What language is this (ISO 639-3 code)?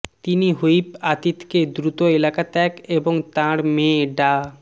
ben